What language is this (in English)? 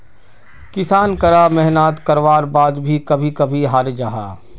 Magahi